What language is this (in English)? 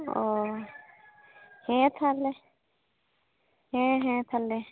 Santali